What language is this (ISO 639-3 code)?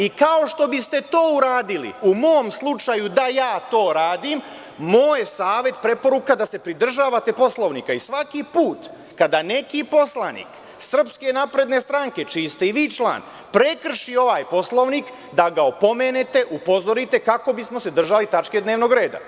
srp